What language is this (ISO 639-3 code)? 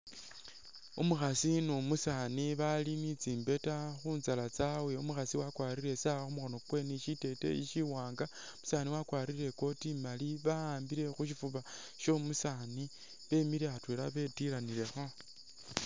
myx